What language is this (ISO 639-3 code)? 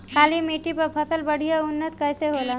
bho